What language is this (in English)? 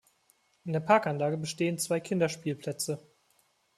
German